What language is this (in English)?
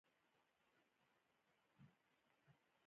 Pashto